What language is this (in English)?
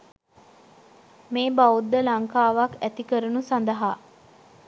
Sinhala